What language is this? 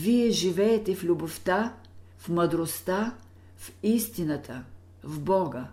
Bulgarian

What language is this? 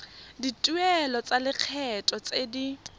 Tswana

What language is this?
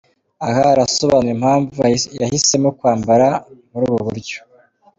Kinyarwanda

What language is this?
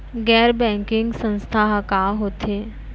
Chhattisgarhi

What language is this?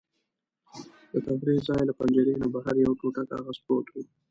Pashto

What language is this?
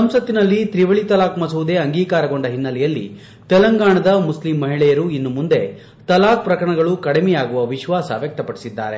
Kannada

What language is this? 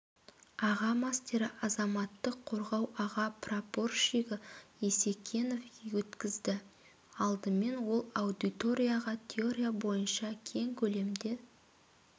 Kazakh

